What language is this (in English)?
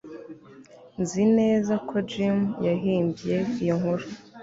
Kinyarwanda